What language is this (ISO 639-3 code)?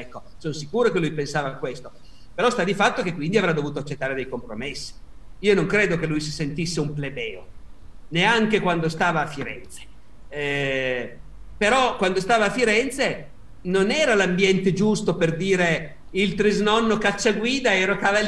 ita